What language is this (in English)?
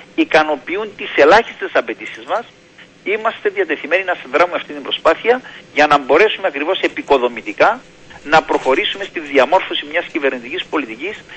Greek